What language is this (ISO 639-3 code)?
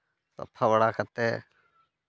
sat